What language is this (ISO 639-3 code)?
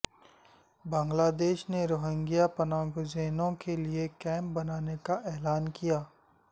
urd